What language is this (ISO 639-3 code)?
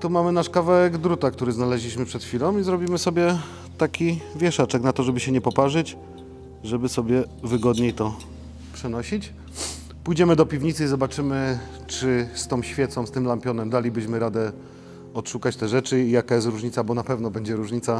pol